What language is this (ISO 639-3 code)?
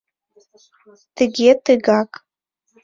chm